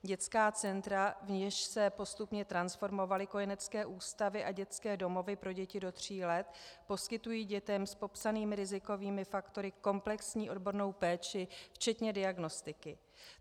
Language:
Czech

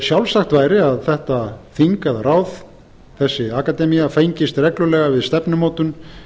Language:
Icelandic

